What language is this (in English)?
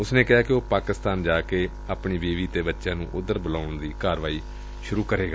Punjabi